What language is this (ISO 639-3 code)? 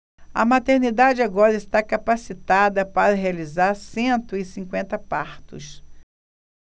por